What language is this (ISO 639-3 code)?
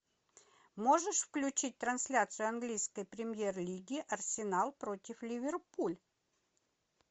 rus